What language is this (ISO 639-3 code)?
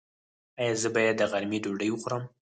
pus